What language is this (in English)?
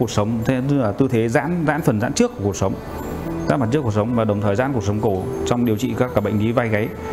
Vietnamese